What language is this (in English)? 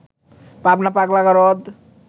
Bangla